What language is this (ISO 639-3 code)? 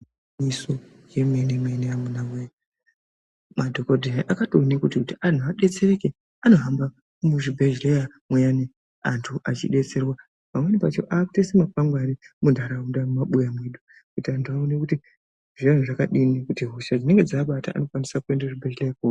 ndc